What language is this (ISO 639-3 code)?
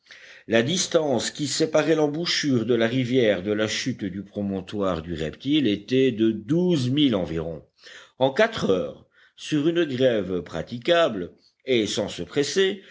fra